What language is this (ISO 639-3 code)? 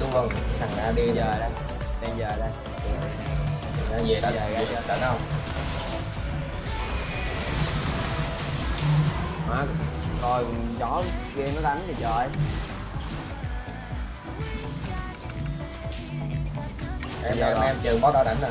vie